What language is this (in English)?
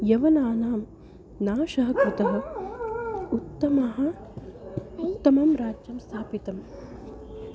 Sanskrit